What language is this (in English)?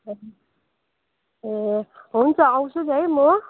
Nepali